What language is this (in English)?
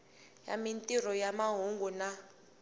Tsonga